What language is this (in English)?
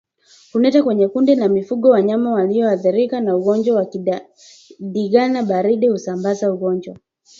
Swahili